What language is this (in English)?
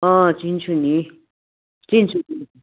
Nepali